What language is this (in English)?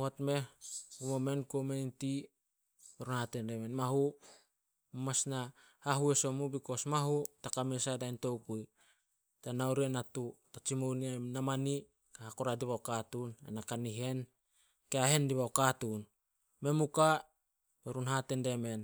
Solos